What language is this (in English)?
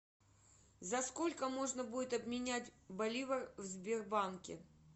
Russian